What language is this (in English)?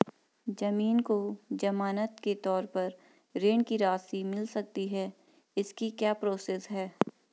Hindi